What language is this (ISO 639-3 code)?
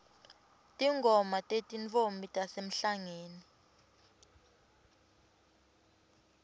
ssw